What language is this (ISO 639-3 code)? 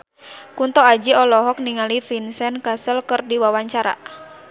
sun